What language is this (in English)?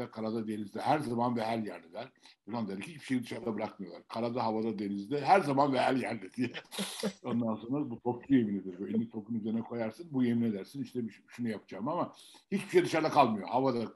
Turkish